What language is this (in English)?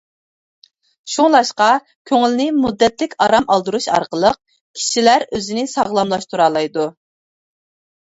Uyghur